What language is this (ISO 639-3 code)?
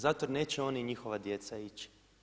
hrv